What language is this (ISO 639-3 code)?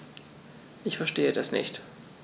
deu